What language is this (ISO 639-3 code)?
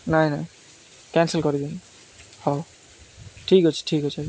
ori